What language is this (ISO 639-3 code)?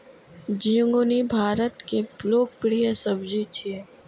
mai